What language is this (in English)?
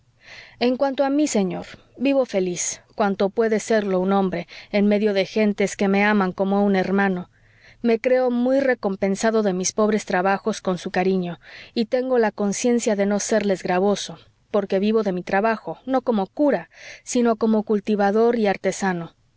Spanish